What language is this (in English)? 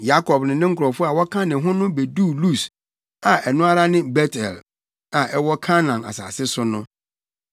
Akan